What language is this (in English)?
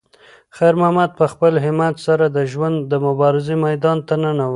Pashto